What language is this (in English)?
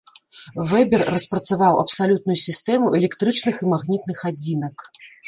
Belarusian